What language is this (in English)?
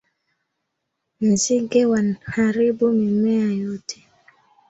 Swahili